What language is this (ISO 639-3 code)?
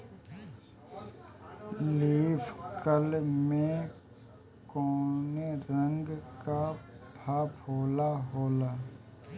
bho